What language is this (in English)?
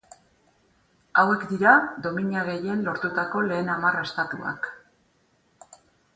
Basque